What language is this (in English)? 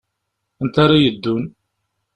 Kabyle